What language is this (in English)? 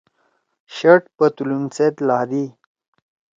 Torwali